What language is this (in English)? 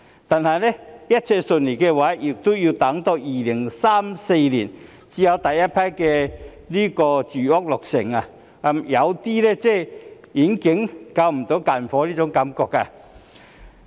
Cantonese